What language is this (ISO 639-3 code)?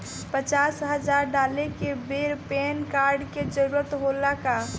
bho